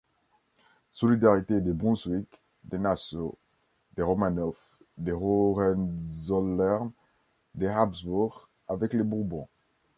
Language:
French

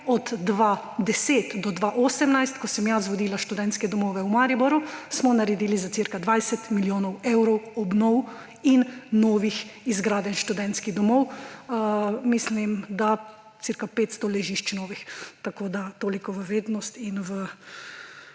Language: Slovenian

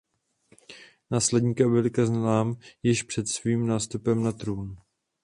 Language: Czech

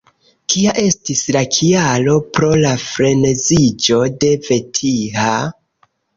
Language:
Esperanto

